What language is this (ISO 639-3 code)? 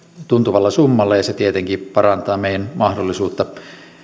fin